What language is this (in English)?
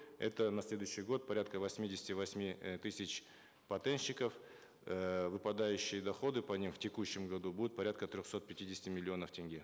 Kazakh